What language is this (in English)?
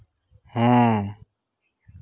Santali